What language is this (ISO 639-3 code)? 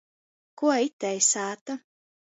ltg